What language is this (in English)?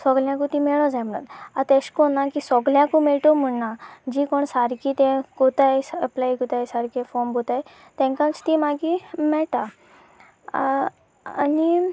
Konkani